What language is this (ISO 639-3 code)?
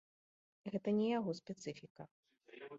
bel